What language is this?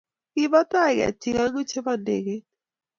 Kalenjin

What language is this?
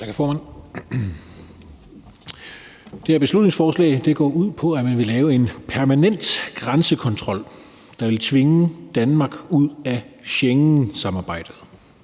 Danish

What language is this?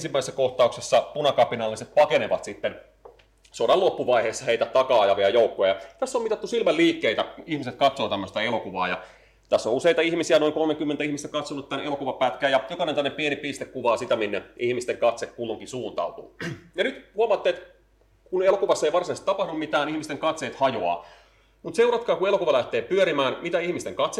Finnish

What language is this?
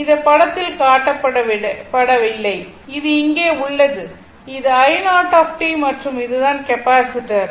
Tamil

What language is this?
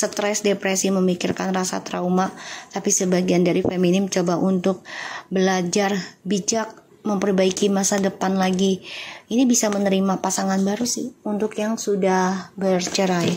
Indonesian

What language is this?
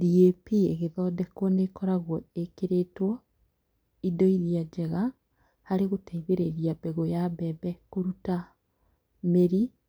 Kikuyu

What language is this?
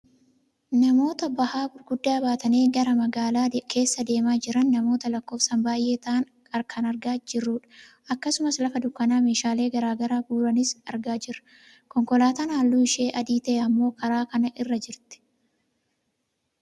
Oromo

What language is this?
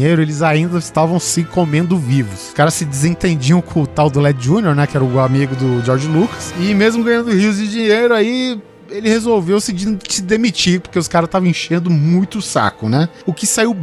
Portuguese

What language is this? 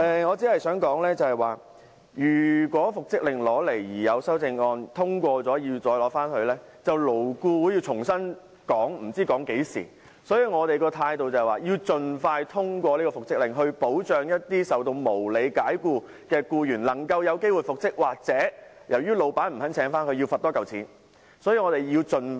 Cantonese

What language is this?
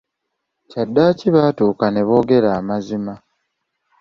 Ganda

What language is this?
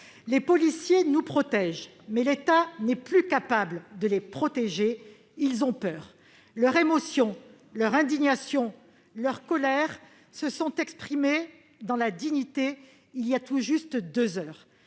French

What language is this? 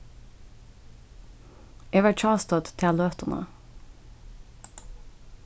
Faroese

